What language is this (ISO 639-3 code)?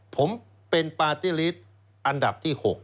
tha